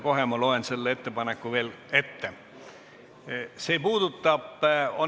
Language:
Estonian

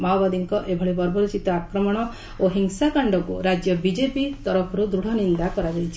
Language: Odia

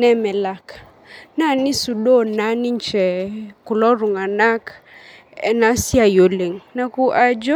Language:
Masai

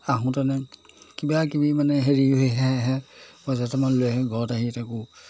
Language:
Assamese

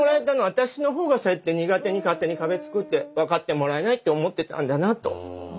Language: Japanese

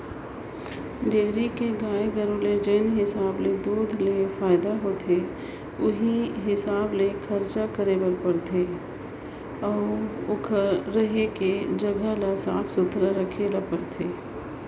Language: Chhattisgarhi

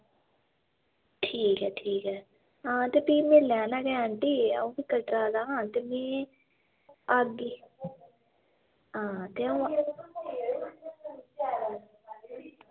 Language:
Dogri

